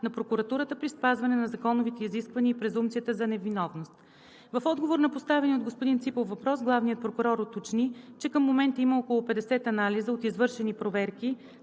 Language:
Bulgarian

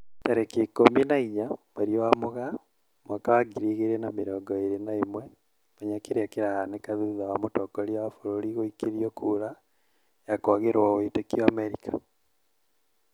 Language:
Kikuyu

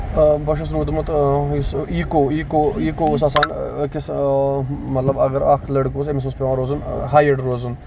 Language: Kashmiri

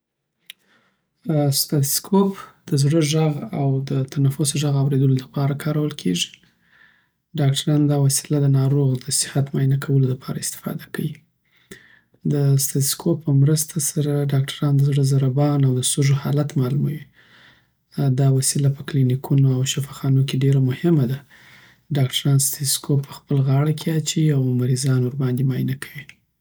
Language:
Southern Pashto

